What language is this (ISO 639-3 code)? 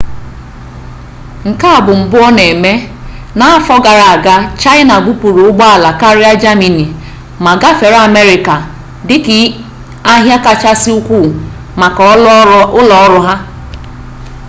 ibo